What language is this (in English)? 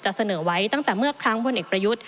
Thai